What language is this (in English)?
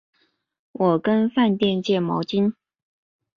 Chinese